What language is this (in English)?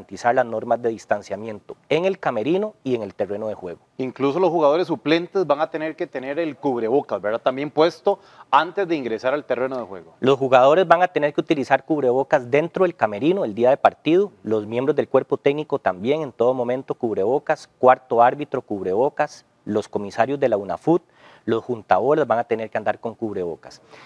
Spanish